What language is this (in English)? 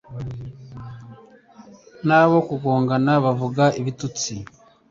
Kinyarwanda